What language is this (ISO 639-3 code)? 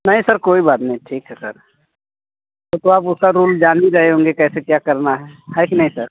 hin